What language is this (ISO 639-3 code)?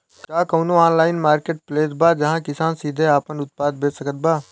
bho